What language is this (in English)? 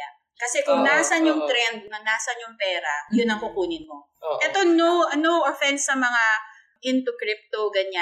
Filipino